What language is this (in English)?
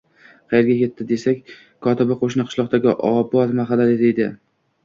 Uzbek